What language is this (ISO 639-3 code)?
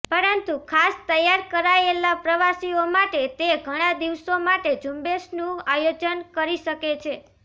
guj